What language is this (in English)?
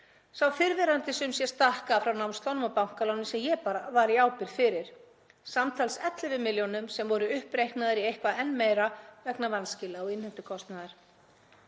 Icelandic